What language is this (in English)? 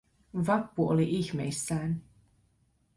Finnish